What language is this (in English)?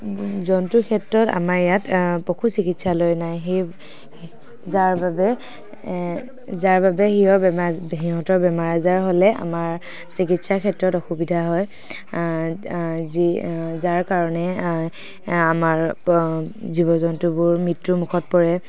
Assamese